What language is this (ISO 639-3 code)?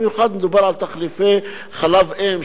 heb